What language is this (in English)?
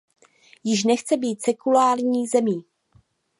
Czech